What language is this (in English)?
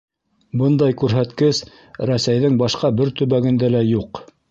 Bashkir